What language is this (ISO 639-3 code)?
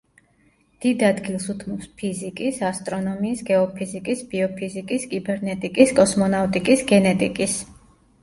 kat